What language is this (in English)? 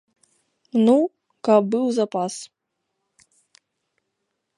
Belarusian